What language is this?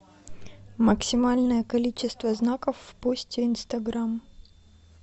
Russian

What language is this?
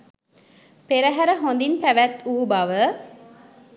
Sinhala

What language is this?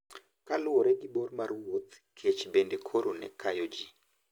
Luo (Kenya and Tanzania)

